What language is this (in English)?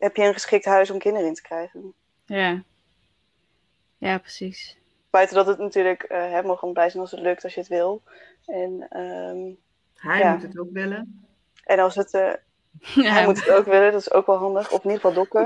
Dutch